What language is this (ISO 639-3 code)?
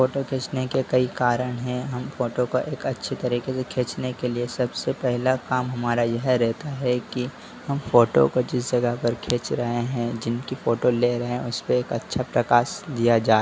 hin